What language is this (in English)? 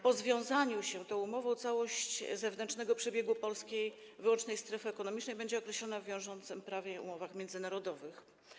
Polish